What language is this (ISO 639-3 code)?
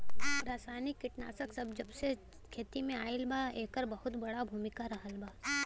bho